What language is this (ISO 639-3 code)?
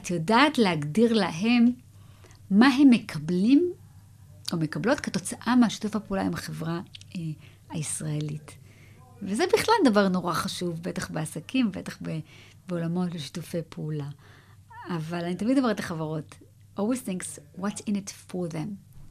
heb